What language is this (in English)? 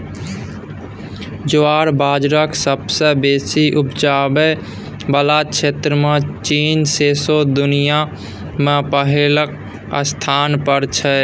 Maithili